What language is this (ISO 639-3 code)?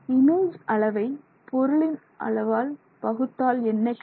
tam